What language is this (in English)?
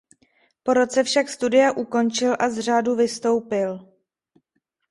Czech